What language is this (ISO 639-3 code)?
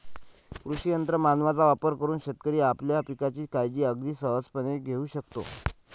mar